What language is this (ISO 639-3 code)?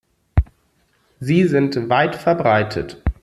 deu